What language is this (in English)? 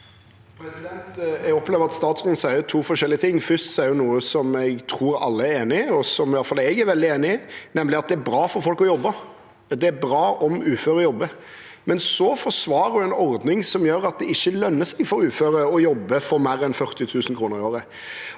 Norwegian